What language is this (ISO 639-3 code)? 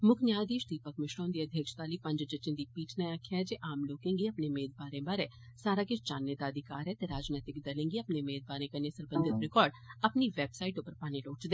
doi